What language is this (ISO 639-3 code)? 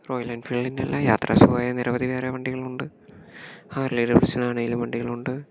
mal